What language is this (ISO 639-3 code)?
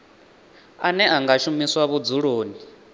ven